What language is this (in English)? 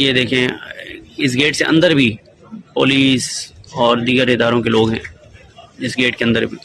Urdu